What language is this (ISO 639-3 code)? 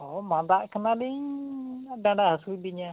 sat